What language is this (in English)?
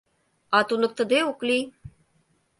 Mari